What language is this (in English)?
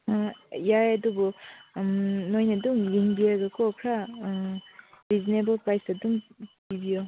Manipuri